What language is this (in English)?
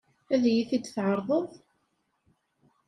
Kabyle